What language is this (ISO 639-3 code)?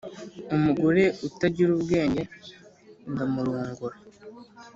kin